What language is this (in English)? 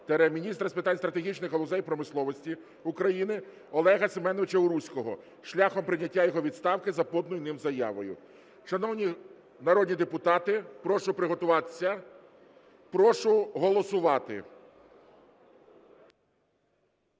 Ukrainian